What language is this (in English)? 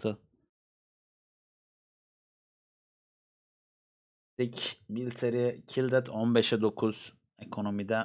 Turkish